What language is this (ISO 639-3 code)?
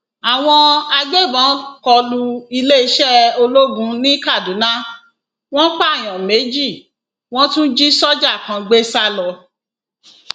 yor